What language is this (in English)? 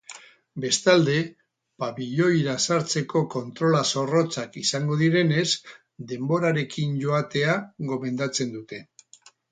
Basque